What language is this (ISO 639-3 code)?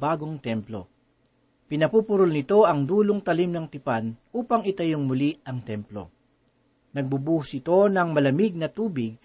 fil